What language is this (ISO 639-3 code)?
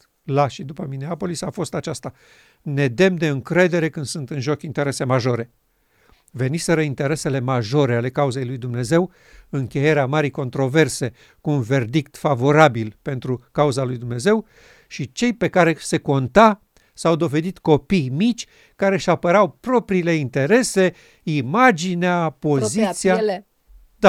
ron